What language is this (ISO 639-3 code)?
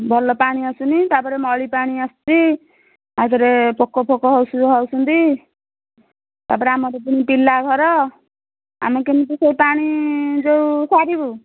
ori